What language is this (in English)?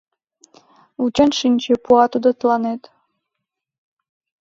Mari